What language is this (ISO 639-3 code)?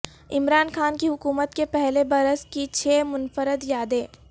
urd